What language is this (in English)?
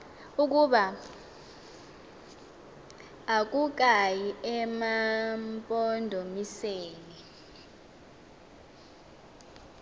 Xhosa